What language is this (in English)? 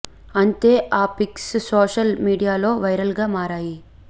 Telugu